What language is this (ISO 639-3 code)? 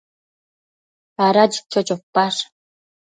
mcf